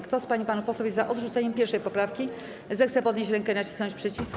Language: Polish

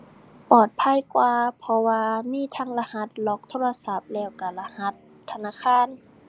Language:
Thai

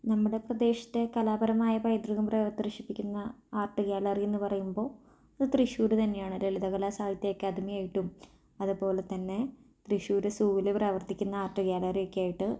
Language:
Malayalam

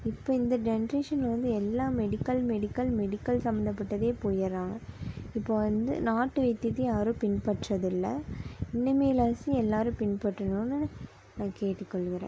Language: Tamil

